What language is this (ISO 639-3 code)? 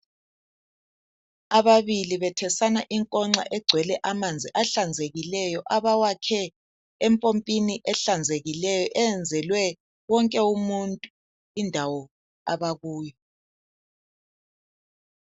nde